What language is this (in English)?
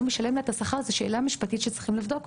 Hebrew